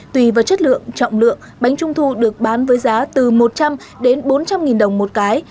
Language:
Vietnamese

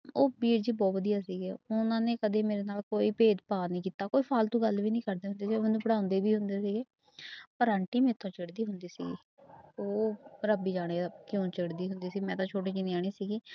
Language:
Punjabi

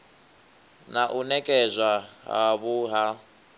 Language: Venda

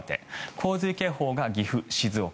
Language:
Japanese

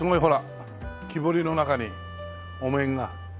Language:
Japanese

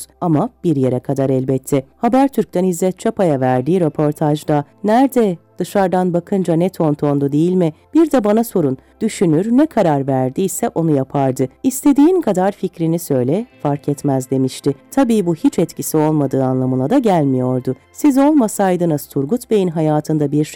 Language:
Turkish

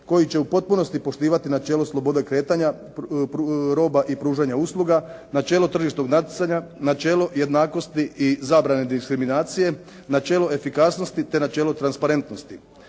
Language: Croatian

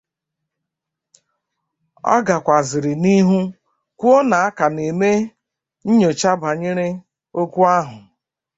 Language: Igbo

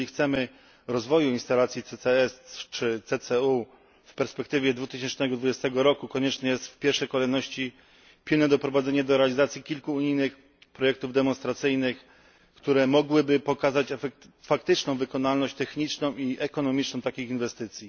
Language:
Polish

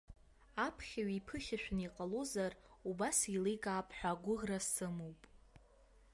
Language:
Abkhazian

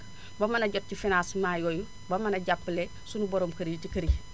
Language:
Wolof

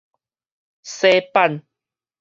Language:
Min Nan Chinese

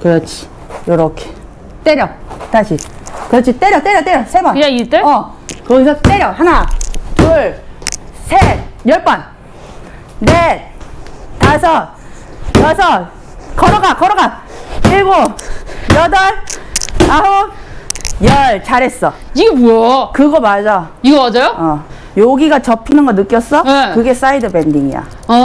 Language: Korean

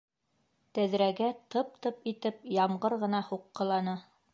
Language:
Bashkir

